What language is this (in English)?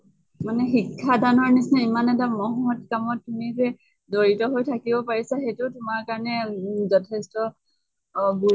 Assamese